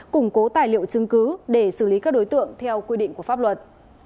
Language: Vietnamese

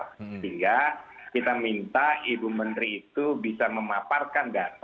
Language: Indonesian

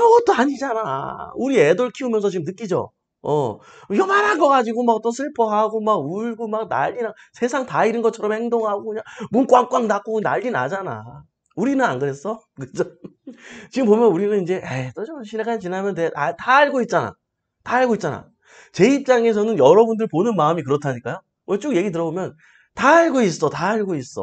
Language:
Korean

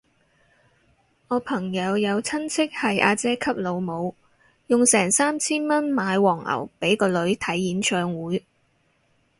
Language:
Cantonese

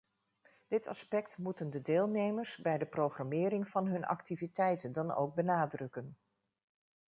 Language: Dutch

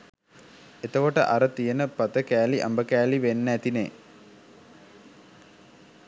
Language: Sinhala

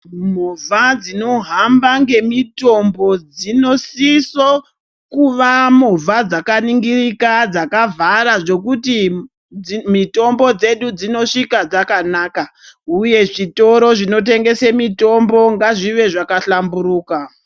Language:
Ndau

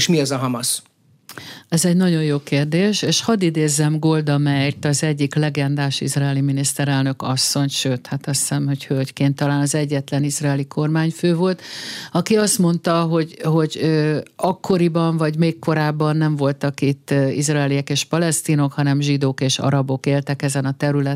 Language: Hungarian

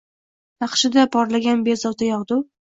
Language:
Uzbek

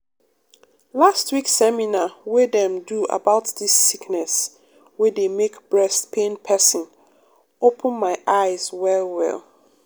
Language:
Nigerian Pidgin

